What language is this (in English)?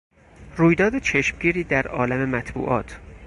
Persian